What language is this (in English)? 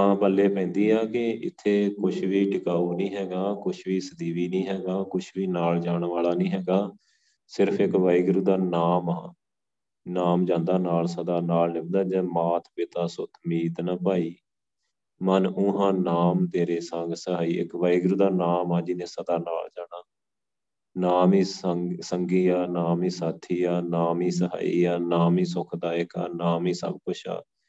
Punjabi